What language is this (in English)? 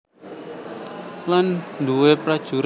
Javanese